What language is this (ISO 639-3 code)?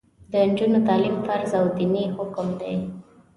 pus